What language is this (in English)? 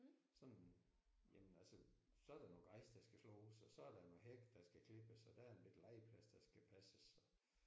Danish